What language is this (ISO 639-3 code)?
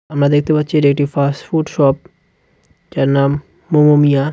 ben